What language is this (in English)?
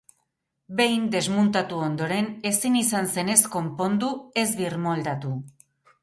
Basque